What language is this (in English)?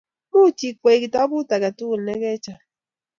Kalenjin